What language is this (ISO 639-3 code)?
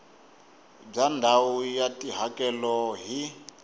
tso